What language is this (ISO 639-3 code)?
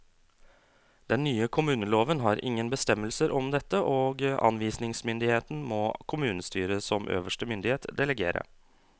nor